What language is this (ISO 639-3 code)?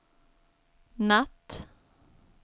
swe